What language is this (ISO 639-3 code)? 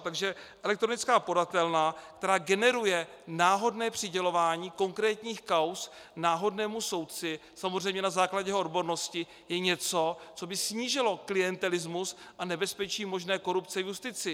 ces